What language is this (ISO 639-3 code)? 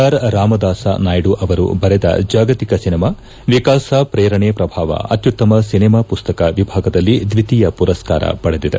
kan